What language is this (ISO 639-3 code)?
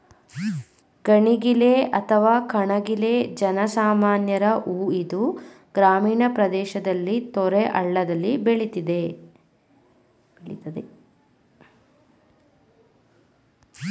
kan